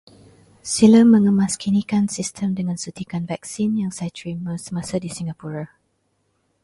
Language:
Malay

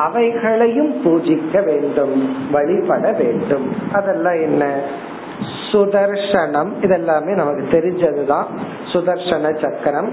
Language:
Tamil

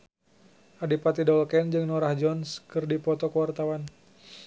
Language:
Sundanese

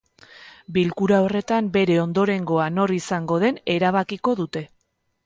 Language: Basque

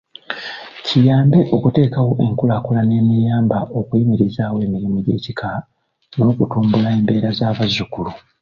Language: Ganda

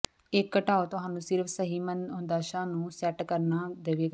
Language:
Punjabi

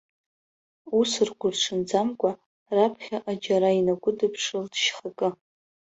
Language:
Abkhazian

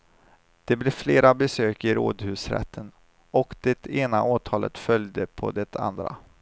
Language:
Swedish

